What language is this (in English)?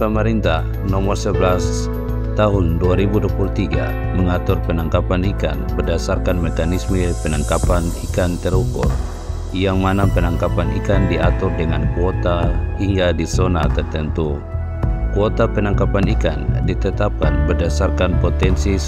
Indonesian